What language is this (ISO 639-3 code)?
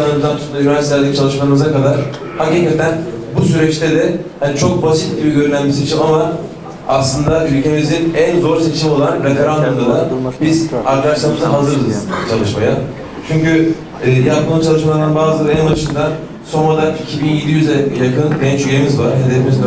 tur